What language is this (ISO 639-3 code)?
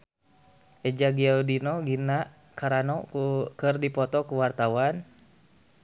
sun